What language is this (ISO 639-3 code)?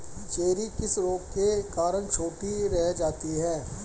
hin